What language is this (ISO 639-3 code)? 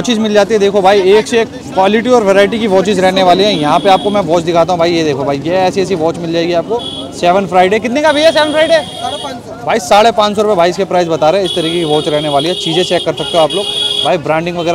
hin